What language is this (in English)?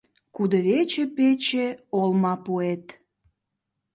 Mari